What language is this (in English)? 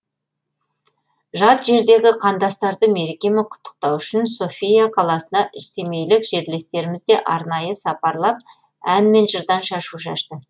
Kazakh